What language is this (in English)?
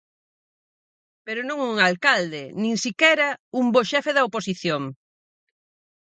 Galician